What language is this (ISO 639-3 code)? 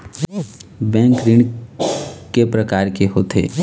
hne